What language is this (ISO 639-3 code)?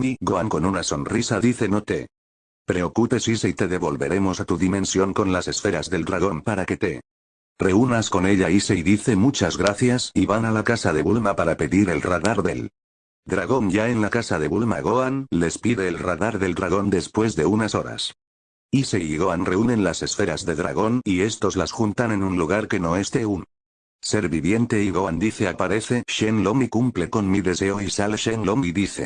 spa